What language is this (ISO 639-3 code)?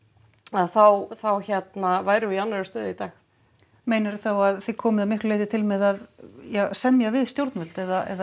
isl